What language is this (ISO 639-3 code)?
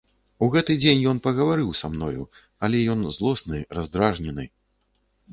bel